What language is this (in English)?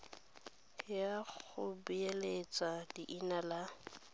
Tswana